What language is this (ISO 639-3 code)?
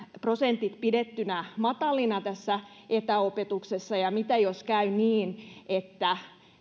fin